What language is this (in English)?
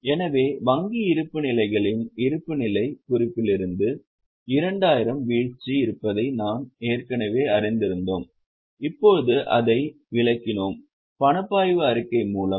Tamil